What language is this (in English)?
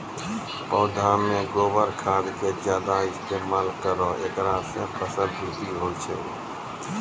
Maithili